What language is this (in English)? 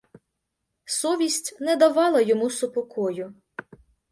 Ukrainian